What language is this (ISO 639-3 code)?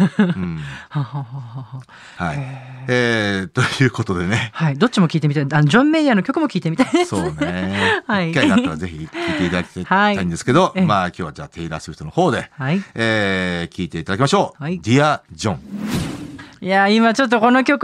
jpn